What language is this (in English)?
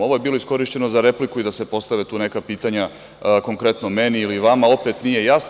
Serbian